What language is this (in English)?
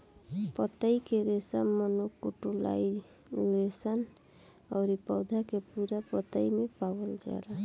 Bhojpuri